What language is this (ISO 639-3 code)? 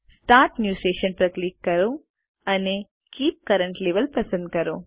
guj